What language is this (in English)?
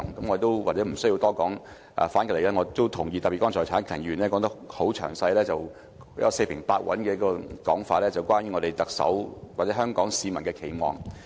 Cantonese